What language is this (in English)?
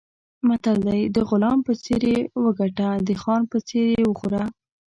Pashto